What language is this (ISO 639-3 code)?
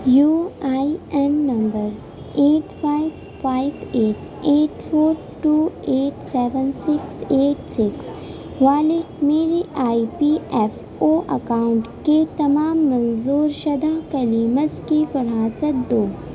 urd